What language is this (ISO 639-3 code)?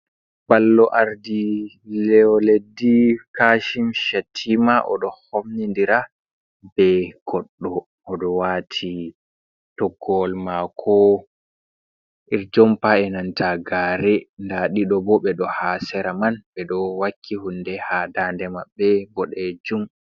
ful